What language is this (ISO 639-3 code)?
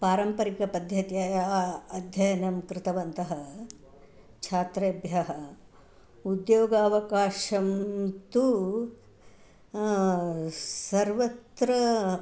san